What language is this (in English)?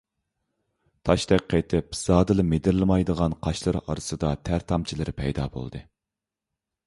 Uyghur